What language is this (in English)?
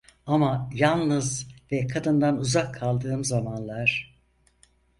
Turkish